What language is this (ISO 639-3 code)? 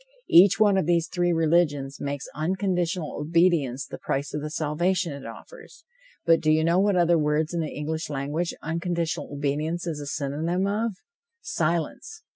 eng